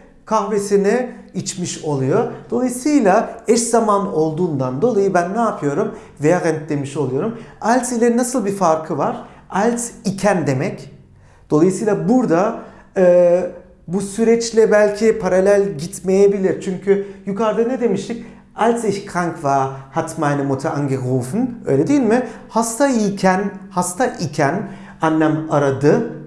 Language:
Turkish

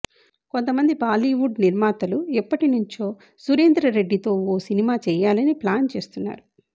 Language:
Telugu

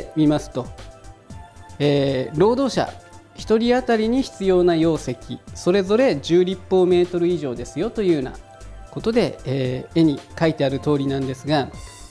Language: Japanese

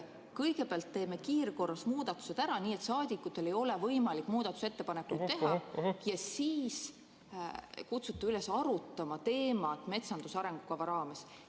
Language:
Estonian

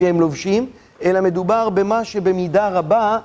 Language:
Hebrew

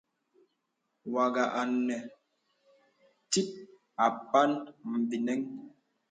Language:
Bebele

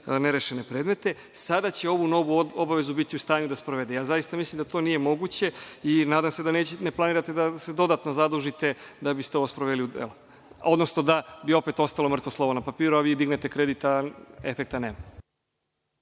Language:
Serbian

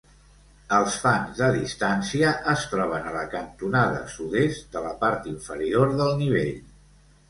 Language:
Catalan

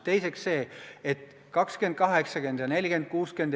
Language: Estonian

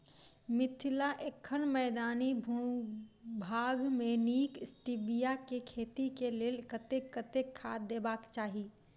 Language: Maithili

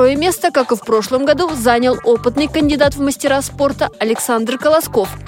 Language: Russian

